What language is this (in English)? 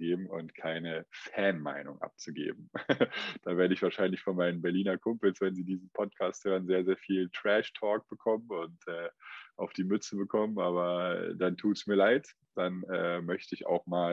German